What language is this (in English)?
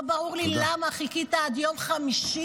Hebrew